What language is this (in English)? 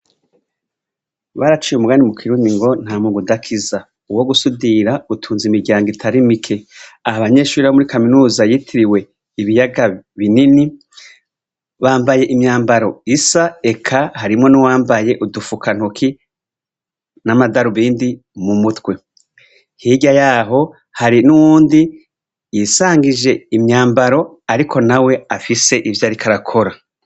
Rundi